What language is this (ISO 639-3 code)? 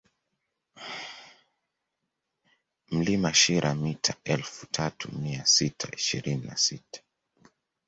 swa